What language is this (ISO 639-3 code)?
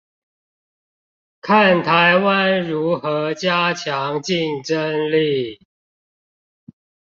zho